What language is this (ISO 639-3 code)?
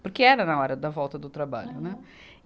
por